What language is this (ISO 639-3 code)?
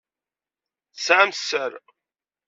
kab